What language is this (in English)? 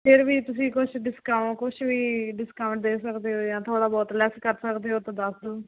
Punjabi